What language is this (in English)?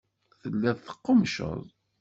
Kabyle